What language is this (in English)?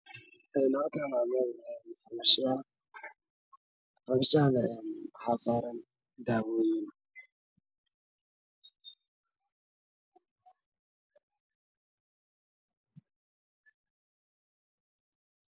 Somali